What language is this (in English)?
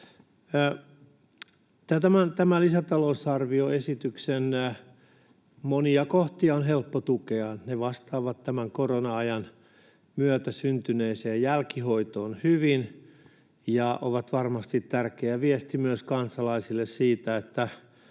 Finnish